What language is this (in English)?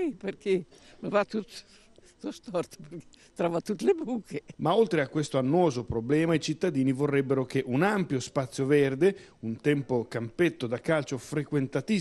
Italian